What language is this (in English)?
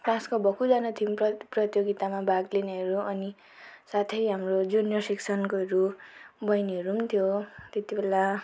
Nepali